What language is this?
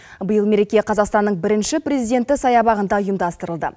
Kazakh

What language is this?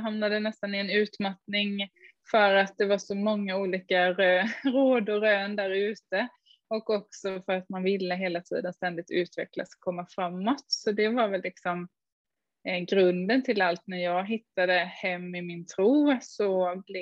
Swedish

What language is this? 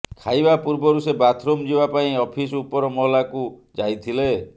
Odia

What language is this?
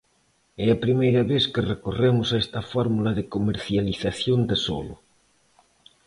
Galician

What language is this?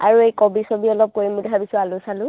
Assamese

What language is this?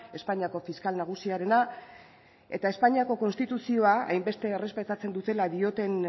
Basque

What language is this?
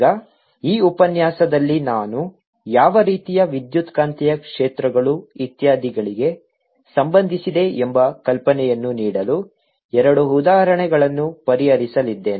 Kannada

